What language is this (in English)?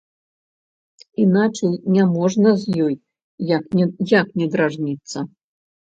Belarusian